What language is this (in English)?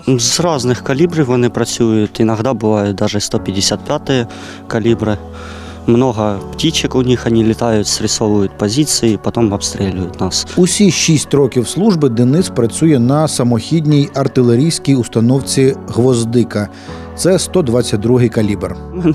Ukrainian